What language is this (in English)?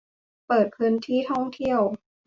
Thai